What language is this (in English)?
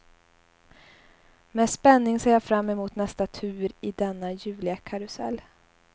Swedish